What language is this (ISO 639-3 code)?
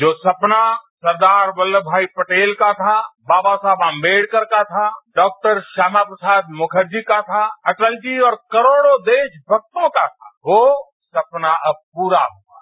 hin